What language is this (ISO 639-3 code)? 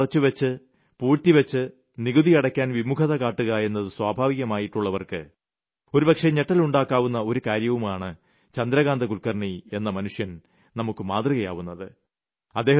mal